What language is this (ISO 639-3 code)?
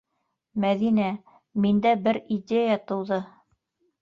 bak